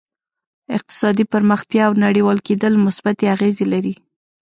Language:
Pashto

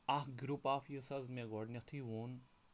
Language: Kashmiri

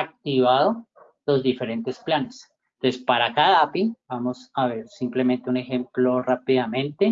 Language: Spanish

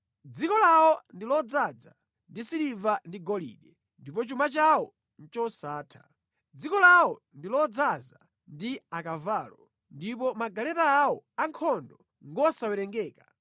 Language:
Nyanja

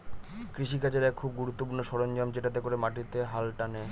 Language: Bangla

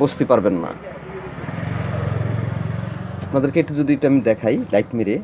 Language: Bangla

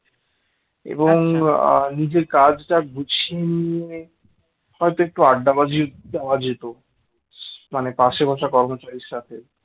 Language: Bangla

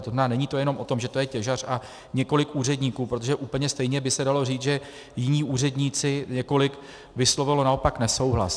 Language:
Czech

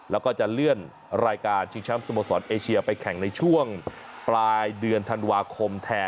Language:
Thai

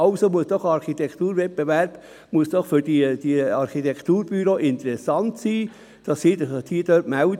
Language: Swiss German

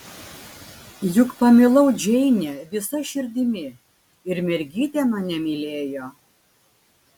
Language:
Lithuanian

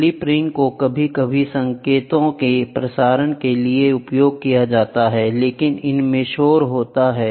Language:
Hindi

